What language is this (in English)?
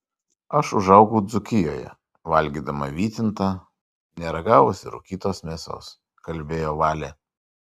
Lithuanian